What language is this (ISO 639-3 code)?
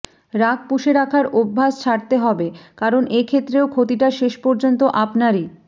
ben